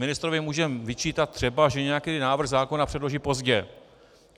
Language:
Czech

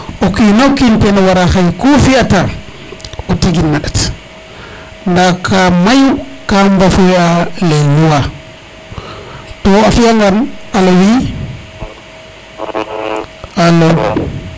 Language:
Serer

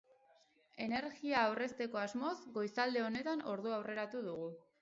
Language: Basque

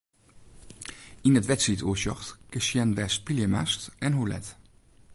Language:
Western Frisian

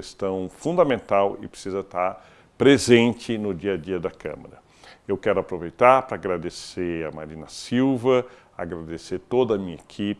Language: Portuguese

